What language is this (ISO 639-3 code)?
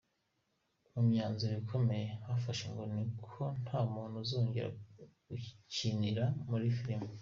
kin